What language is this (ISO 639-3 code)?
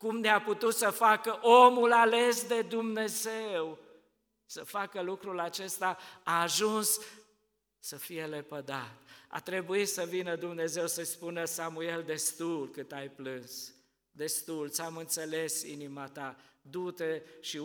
ron